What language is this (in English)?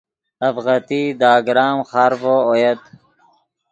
Yidgha